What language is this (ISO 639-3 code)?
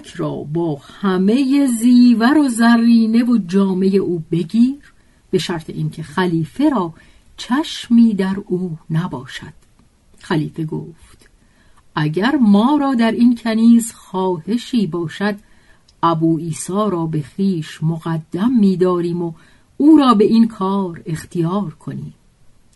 fas